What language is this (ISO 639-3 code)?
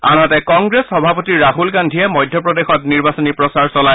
asm